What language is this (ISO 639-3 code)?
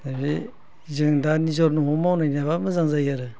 brx